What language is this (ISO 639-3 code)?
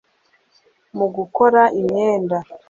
kin